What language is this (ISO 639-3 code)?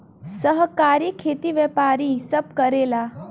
bho